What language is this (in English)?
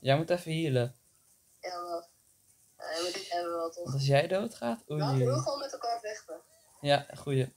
Dutch